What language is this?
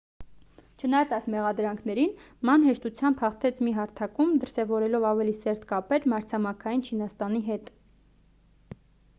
Armenian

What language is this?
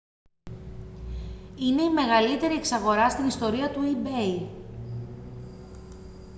Greek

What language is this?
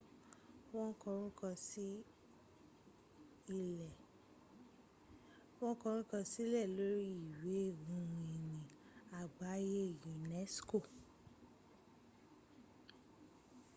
Yoruba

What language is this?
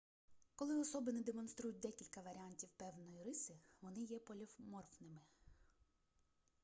Ukrainian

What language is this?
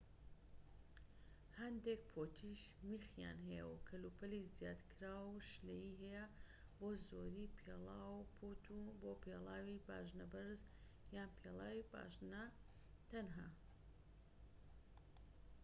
Central Kurdish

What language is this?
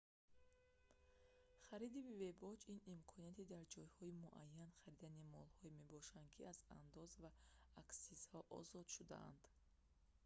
Tajik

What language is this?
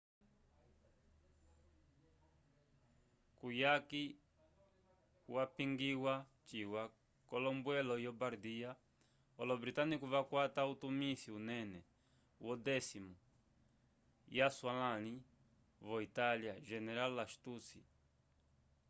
Umbundu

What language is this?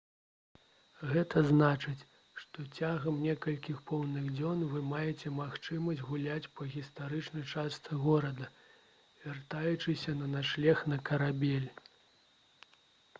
Belarusian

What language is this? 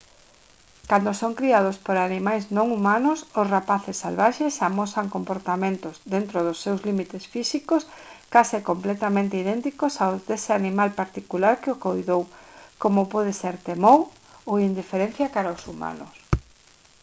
Galician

